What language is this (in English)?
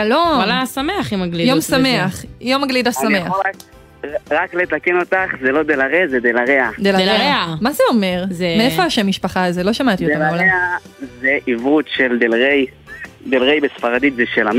Hebrew